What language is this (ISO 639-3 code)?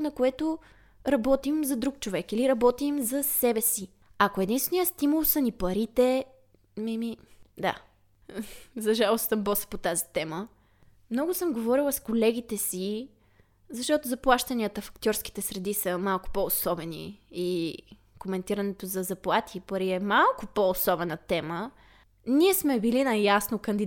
bul